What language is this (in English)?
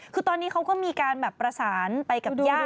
Thai